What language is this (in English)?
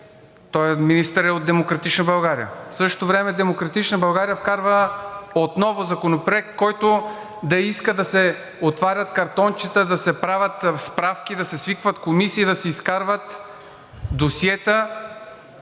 Bulgarian